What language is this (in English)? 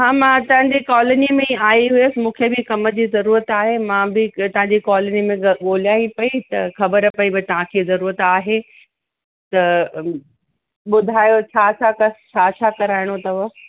Sindhi